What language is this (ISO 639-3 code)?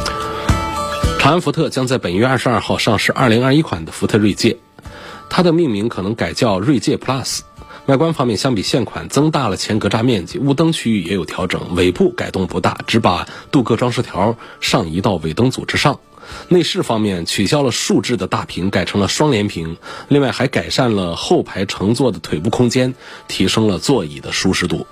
zho